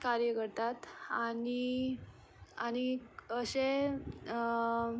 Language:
Konkani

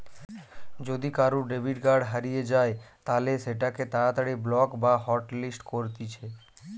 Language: Bangla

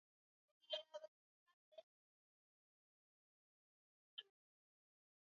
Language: Swahili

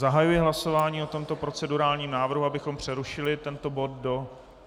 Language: Czech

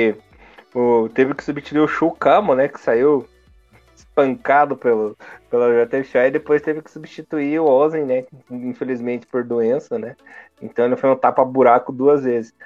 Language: Portuguese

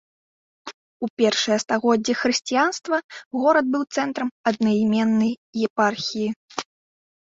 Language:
Belarusian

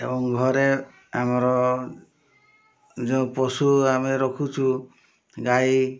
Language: Odia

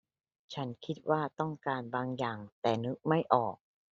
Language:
Thai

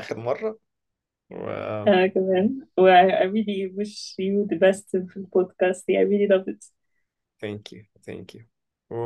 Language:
Arabic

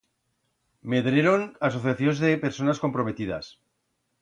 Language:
Aragonese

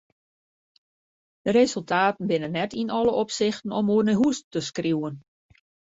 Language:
Western Frisian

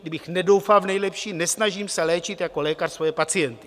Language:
Czech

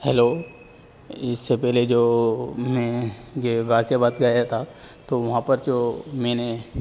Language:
Urdu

